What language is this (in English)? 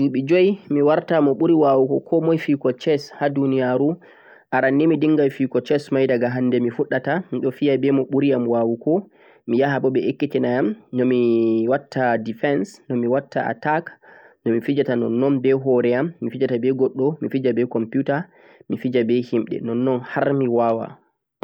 Central-Eastern Niger Fulfulde